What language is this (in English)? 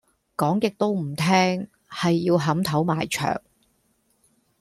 Cantonese